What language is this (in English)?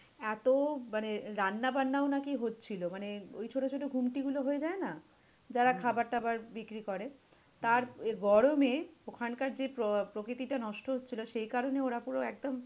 Bangla